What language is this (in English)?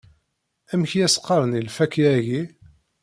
Kabyle